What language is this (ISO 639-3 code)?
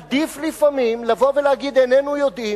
heb